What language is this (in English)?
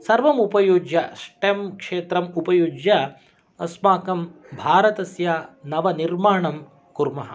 Sanskrit